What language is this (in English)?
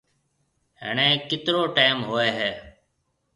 Marwari (Pakistan)